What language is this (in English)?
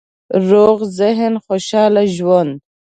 Pashto